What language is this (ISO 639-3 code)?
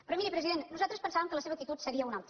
cat